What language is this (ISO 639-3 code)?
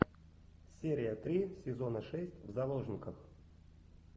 rus